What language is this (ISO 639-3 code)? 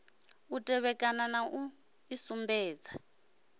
ven